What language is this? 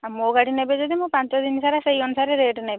Odia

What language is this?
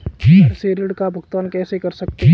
Hindi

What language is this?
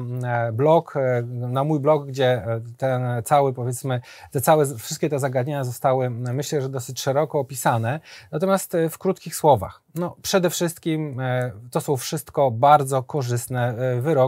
Polish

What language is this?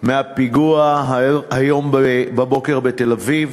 Hebrew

